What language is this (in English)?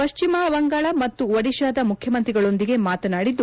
Kannada